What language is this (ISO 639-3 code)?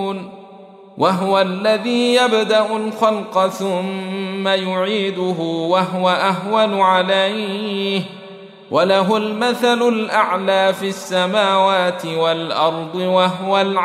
ara